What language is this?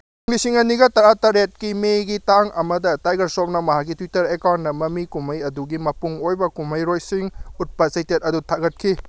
Manipuri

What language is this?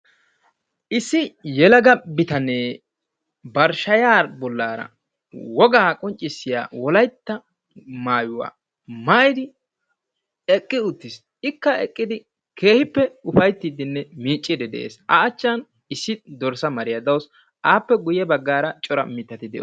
Wolaytta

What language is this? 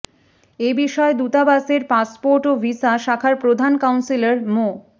Bangla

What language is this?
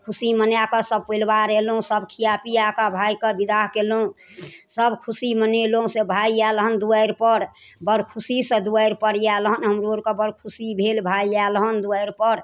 Maithili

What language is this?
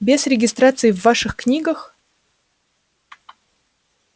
Russian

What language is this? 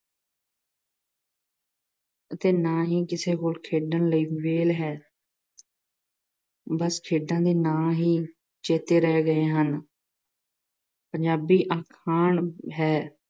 Punjabi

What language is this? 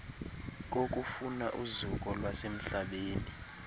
Xhosa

